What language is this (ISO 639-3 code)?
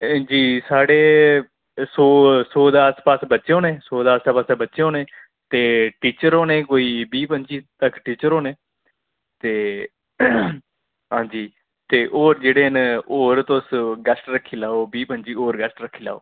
doi